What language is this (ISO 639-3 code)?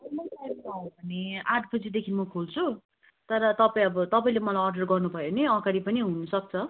nep